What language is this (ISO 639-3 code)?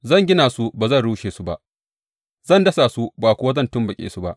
hau